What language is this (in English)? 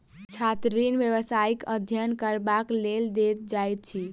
Maithili